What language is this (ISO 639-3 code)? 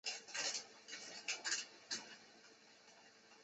zho